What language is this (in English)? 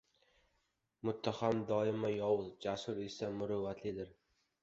Uzbek